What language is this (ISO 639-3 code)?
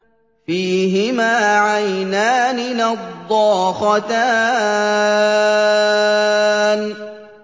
ara